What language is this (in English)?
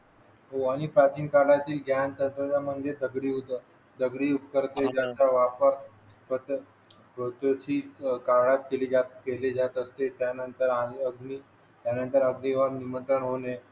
Marathi